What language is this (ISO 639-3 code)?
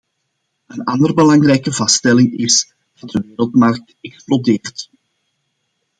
nld